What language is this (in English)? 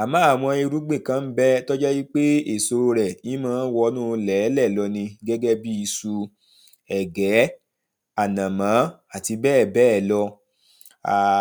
Yoruba